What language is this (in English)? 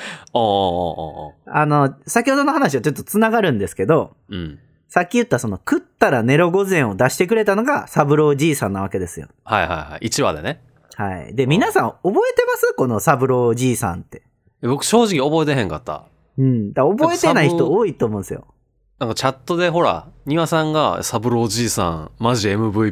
Japanese